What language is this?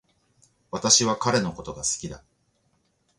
Japanese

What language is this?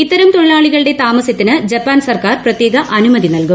Malayalam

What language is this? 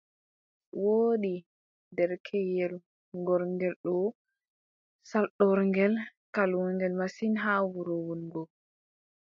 Adamawa Fulfulde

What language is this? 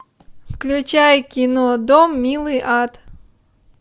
Russian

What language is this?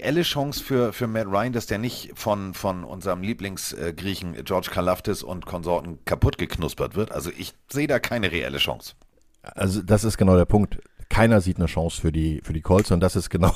German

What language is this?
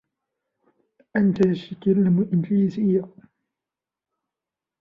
Arabic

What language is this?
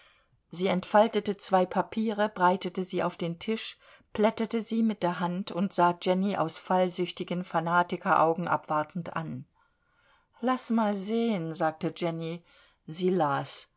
German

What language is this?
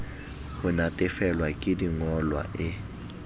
Southern Sotho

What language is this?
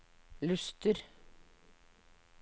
Norwegian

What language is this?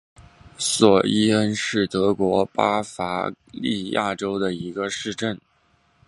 Chinese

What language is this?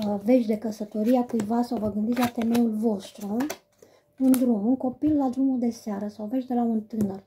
Romanian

